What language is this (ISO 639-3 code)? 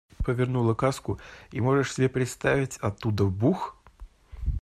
rus